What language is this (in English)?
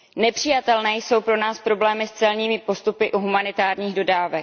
Czech